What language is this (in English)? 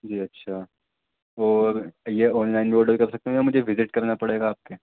Urdu